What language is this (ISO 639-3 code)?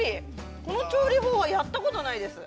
jpn